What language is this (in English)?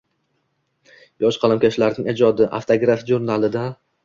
Uzbek